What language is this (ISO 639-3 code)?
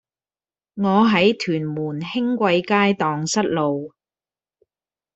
yue